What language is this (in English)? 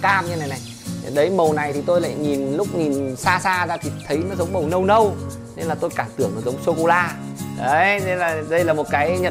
Vietnamese